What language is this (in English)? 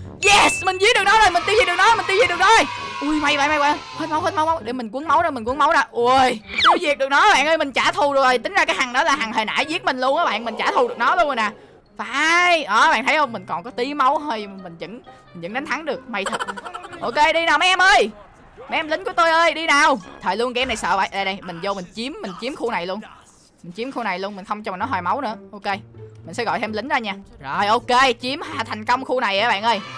Vietnamese